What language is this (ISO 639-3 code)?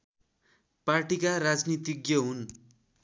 nep